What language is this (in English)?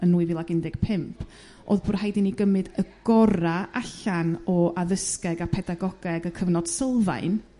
Welsh